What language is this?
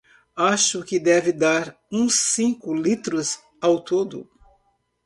Portuguese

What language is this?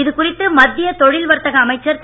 Tamil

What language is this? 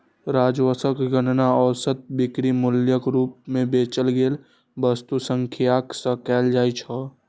Maithili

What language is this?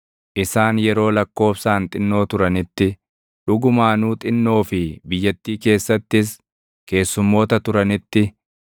Oromo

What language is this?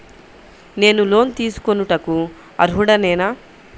Telugu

